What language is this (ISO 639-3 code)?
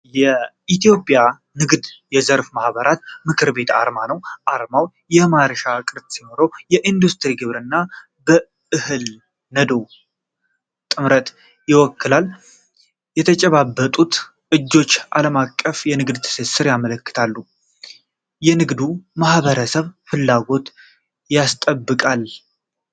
amh